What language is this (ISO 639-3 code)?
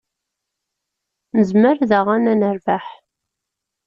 kab